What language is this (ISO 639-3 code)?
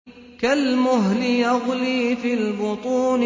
ara